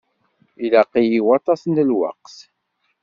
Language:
Kabyle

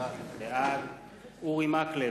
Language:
Hebrew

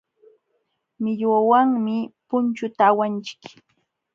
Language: Jauja Wanca Quechua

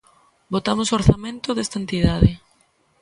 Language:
Galician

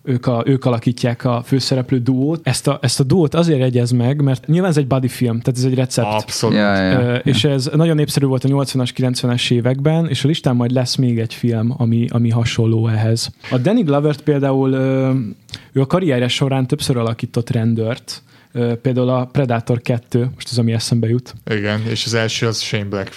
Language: Hungarian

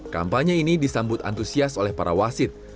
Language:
Indonesian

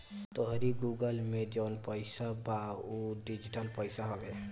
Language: Bhojpuri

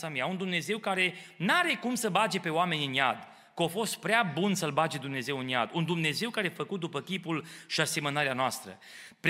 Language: Romanian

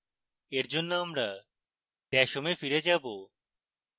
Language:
Bangla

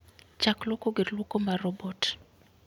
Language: Luo (Kenya and Tanzania)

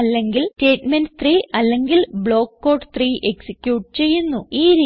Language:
Malayalam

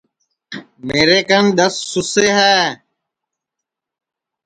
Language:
Sansi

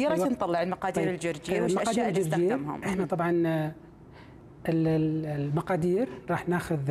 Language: Arabic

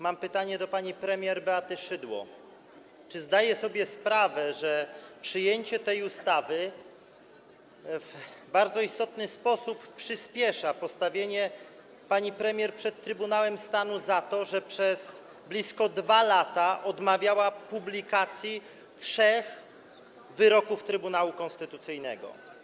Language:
Polish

